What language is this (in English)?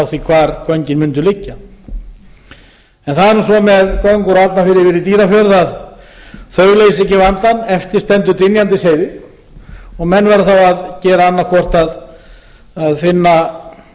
Icelandic